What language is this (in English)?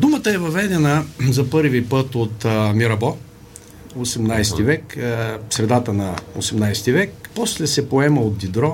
Bulgarian